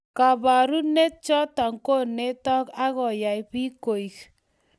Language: Kalenjin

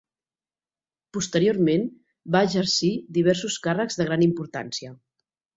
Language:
Catalan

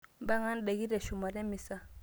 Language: Masai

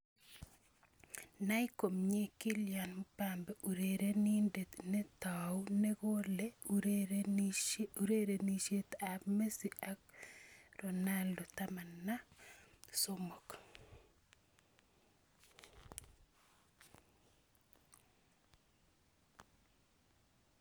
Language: Kalenjin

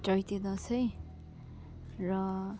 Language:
Nepali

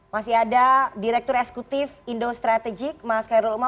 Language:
Indonesian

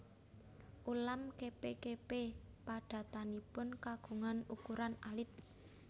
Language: Javanese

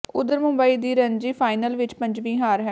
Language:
Punjabi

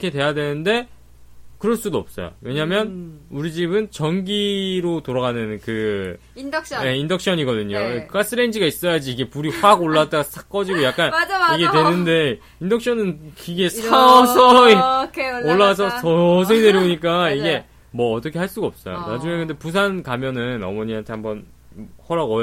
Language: Korean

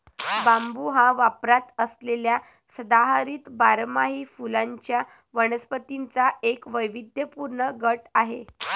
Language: Marathi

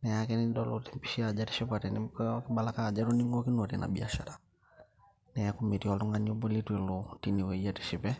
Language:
Masai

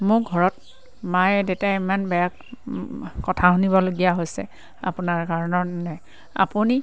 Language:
Assamese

